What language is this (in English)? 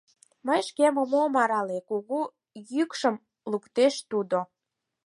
Mari